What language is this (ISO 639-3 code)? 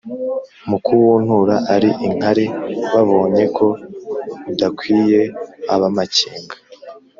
kin